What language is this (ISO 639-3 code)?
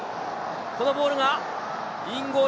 jpn